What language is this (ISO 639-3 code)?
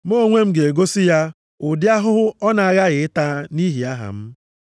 ibo